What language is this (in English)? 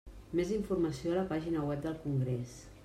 Catalan